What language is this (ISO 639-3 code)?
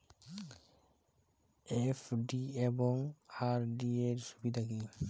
ben